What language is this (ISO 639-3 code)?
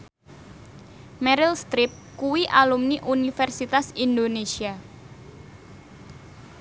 jav